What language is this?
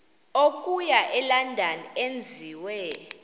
Xhosa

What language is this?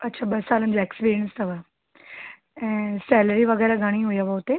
Sindhi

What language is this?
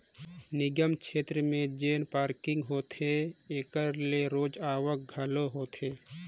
Chhattisgarhi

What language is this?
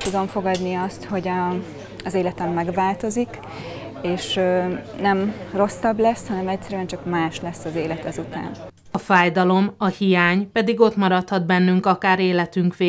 Hungarian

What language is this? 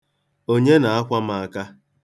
Igbo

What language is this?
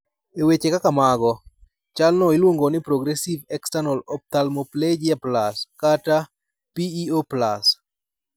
Luo (Kenya and Tanzania)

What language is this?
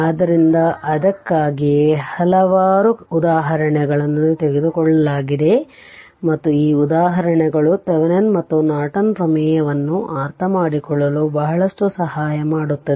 Kannada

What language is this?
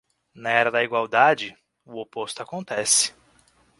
Portuguese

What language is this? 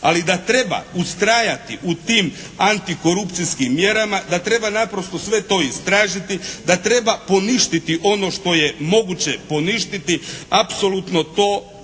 Croatian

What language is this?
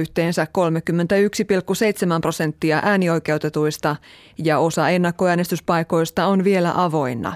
Finnish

